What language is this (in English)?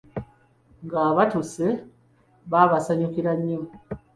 Ganda